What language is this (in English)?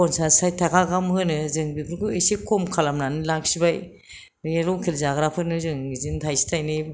Bodo